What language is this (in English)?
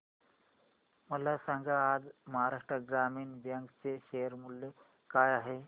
Marathi